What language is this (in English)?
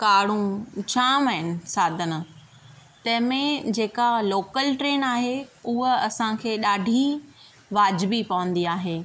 Sindhi